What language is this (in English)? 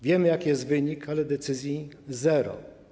Polish